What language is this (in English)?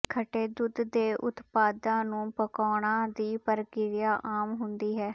Punjabi